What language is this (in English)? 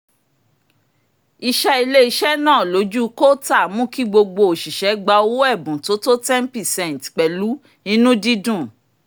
Yoruba